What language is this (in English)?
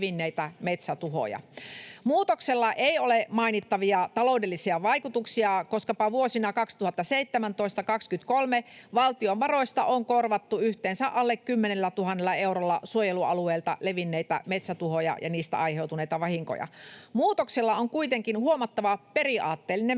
Finnish